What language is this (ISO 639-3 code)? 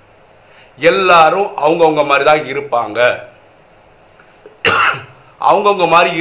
tam